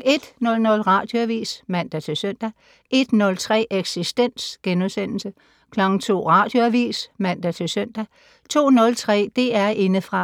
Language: Danish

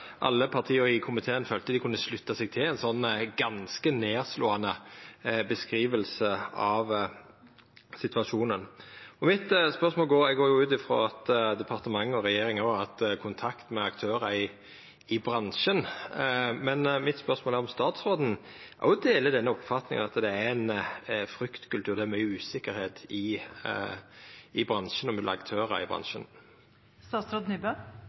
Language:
Norwegian Nynorsk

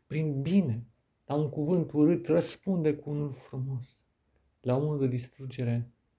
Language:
Romanian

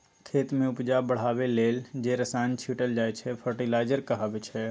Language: Maithili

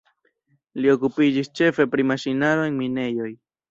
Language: Esperanto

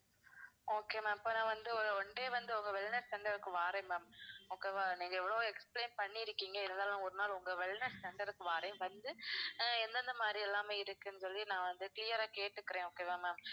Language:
Tamil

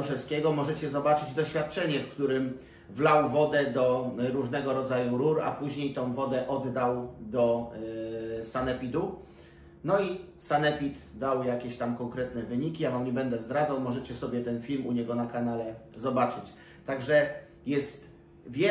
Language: Polish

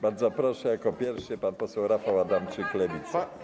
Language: Polish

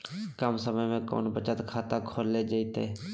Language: Magahi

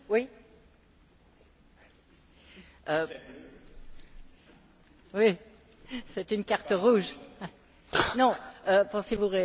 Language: French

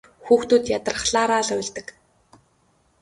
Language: Mongolian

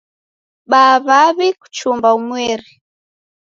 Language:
Taita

